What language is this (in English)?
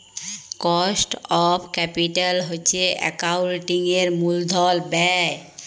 Bangla